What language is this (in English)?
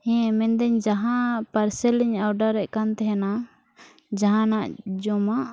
Santali